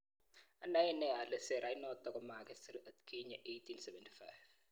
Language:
Kalenjin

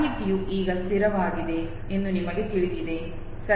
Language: Kannada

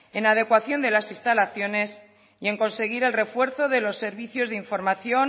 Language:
Spanish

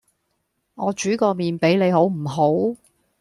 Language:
Cantonese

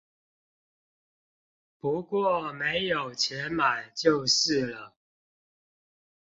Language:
Chinese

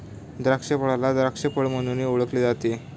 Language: Marathi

